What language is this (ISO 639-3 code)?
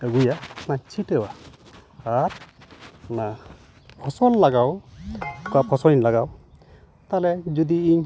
sat